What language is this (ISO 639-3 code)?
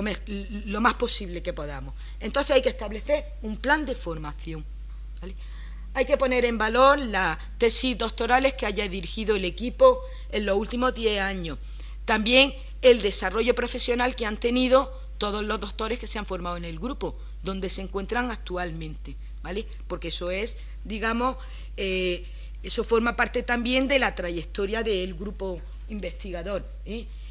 spa